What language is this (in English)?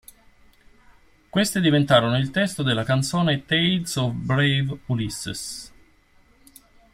Italian